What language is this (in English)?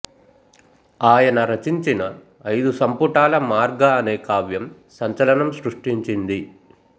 Telugu